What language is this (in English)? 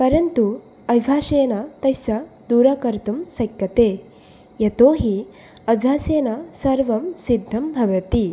Sanskrit